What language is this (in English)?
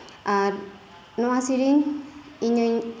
Santali